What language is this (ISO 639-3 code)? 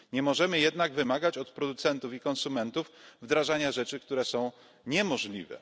pol